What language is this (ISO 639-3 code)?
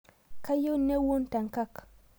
mas